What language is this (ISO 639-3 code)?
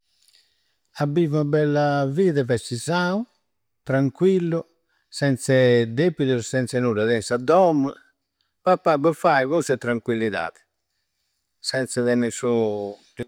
sro